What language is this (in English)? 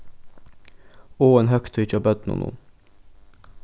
Faroese